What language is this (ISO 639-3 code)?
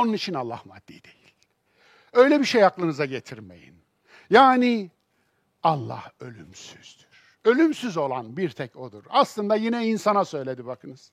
tur